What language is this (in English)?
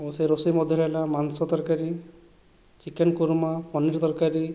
Odia